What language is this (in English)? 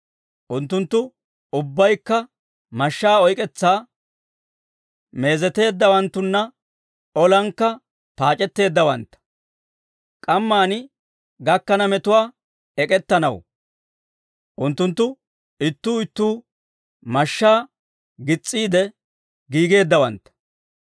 Dawro